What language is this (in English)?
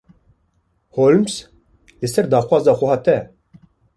Kurdish